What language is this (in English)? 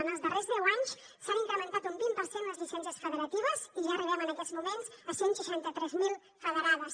Catalan